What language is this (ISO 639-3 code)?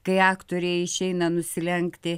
lit